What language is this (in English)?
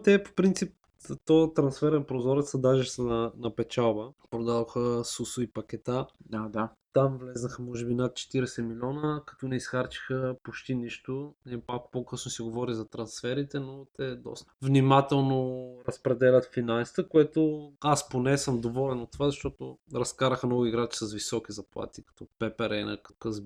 Bulgarian